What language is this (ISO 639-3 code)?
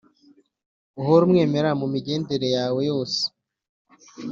kin